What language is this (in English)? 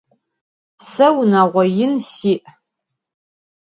Adyghe